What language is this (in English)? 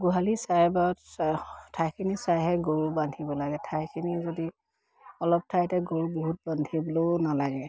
Assamese